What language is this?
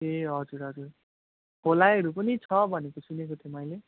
Nepali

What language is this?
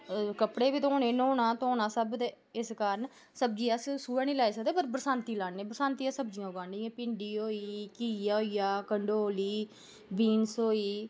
Dogri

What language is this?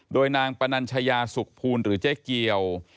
Thai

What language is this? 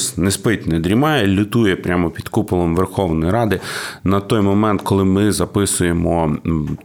Ukrainian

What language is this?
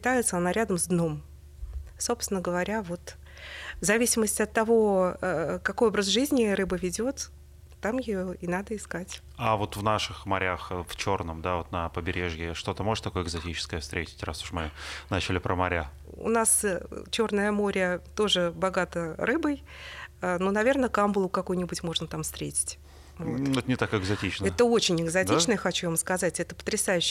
Russian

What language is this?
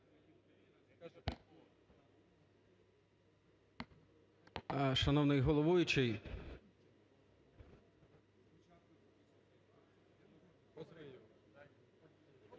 Ukrainian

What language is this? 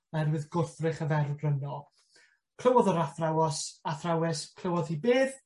Welsh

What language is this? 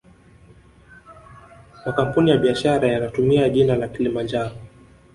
Swahili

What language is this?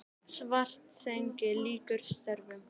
Icelandic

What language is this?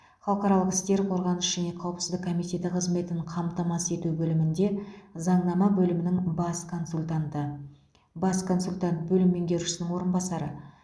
Kazakh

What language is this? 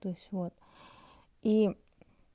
Russian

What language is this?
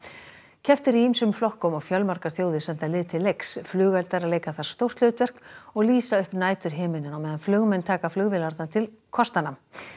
Icelandic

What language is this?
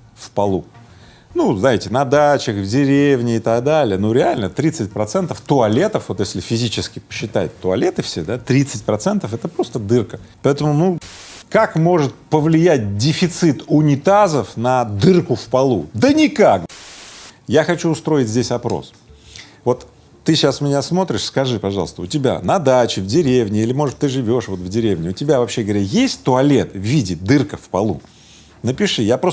Russian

